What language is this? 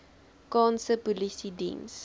Afrikaans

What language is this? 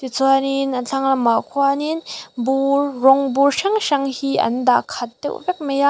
Mizo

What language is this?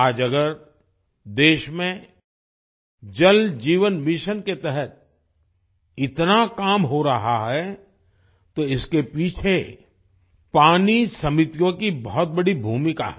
Hindi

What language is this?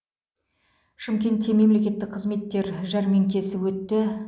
Kazakh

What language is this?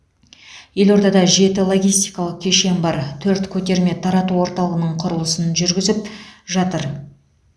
Kazakh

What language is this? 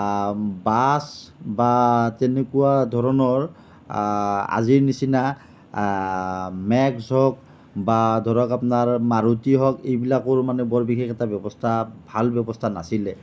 Assamese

